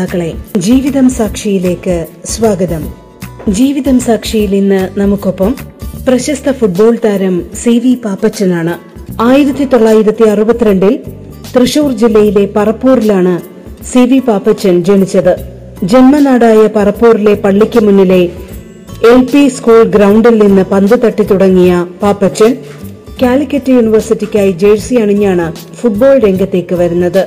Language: Malayalam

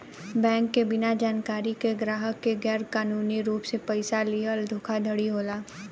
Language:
Bhojpuri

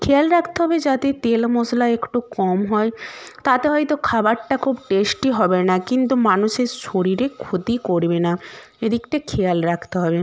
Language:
Bangla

